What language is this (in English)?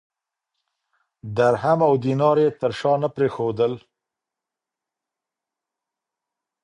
Pashto